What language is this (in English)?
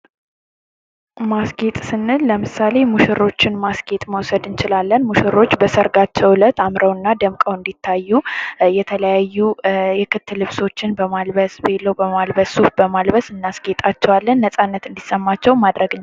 Amharic